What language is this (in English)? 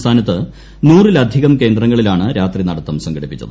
Malayalam